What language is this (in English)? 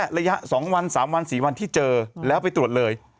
Thai